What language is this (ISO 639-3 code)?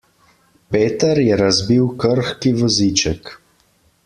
slv